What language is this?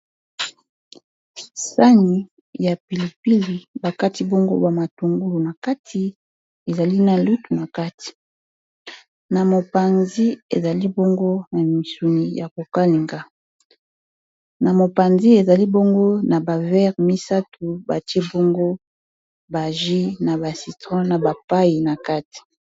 Lingala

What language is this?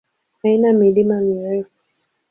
Swahili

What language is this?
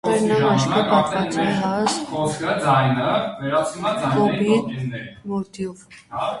Armenian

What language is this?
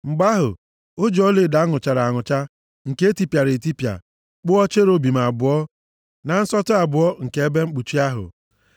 Igbo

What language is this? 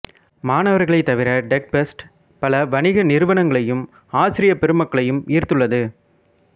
Tamil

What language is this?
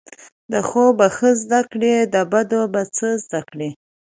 Pashto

